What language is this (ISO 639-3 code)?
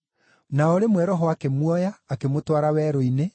kik